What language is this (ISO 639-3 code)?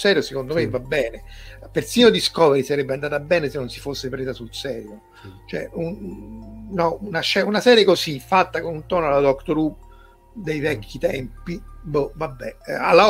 ita